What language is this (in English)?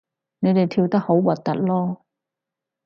Cantonese